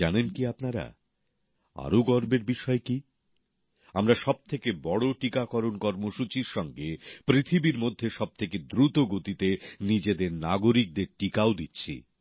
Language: Bangla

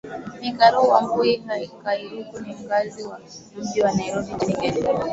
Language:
Swahili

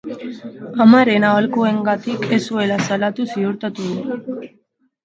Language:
Basque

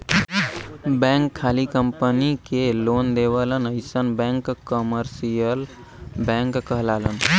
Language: Bhojpuri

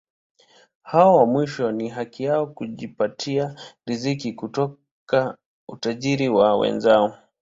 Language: Swahili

